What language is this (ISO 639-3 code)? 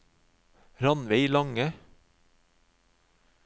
nor